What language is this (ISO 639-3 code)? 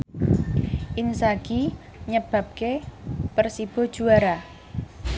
jav